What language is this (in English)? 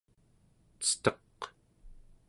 Central Yupik